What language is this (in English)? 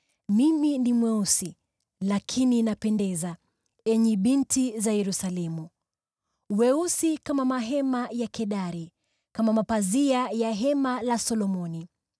Swahili